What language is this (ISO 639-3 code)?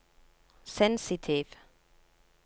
nor